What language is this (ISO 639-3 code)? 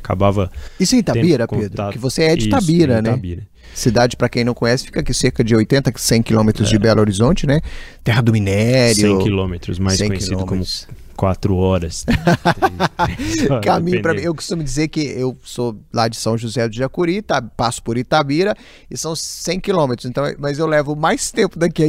por